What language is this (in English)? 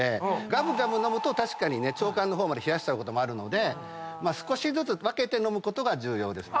Japanese